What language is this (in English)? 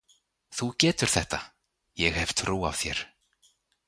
Icelandic